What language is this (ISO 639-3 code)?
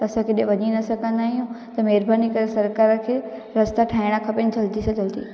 snd